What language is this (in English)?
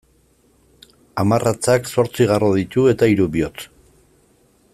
Basque